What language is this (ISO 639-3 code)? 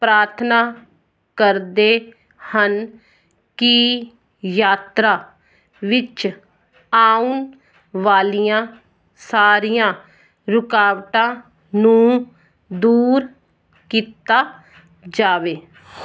pan